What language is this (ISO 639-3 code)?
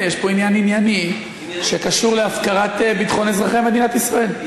heb